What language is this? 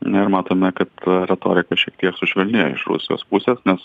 Lithuanian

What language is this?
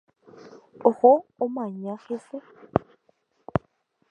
Guarani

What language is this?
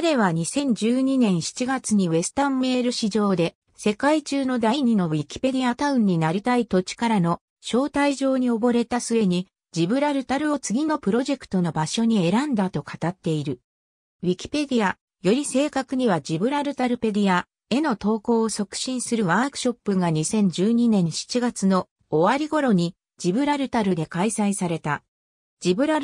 Japanese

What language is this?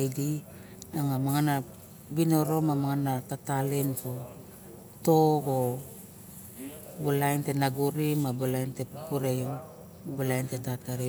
Barok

